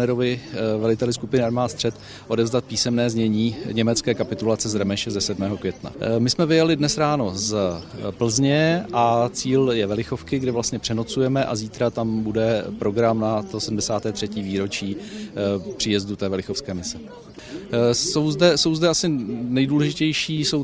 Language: Czech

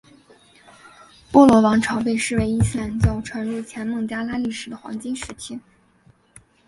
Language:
Chinese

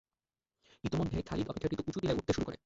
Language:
Bangla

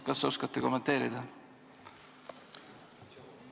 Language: Estonian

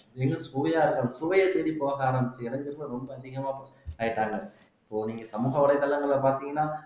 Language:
Tamil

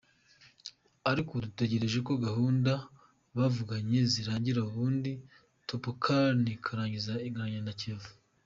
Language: Kinyarwanda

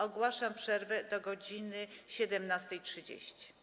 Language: Polish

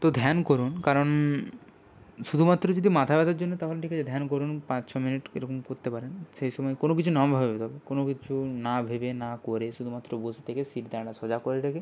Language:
Bangla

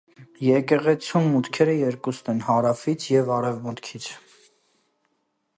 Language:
Armenian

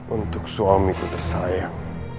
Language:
Indonesian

